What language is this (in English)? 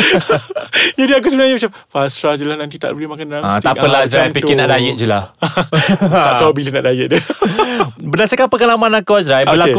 Malay